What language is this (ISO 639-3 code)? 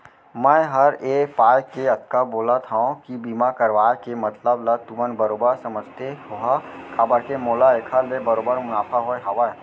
hne